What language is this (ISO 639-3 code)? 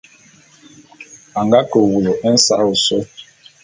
bum